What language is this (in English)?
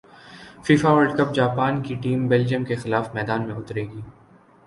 Urdu